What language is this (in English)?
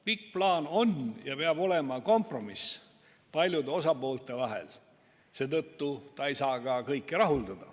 Estonian